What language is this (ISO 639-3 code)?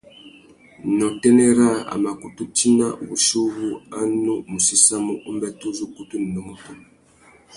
bag